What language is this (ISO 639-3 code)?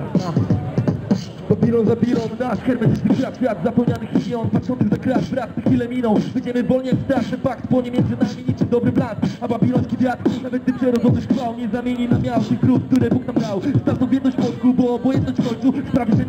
pol